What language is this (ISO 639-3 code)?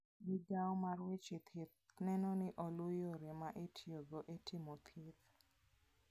luo